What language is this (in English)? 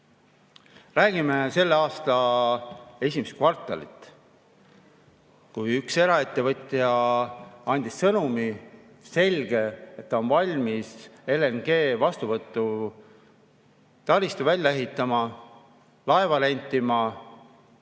Estonian